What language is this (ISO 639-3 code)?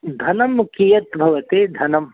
san